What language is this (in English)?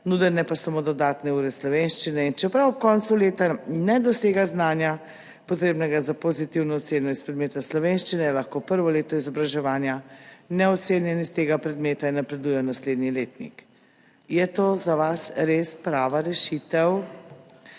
Slovenian